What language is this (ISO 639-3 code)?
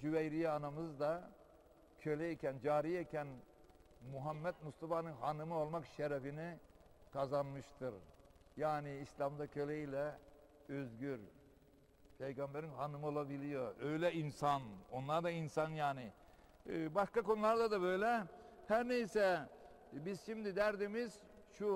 tur